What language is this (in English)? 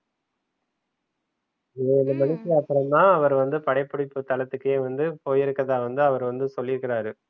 Tamil